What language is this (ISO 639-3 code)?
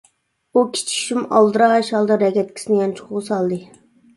uig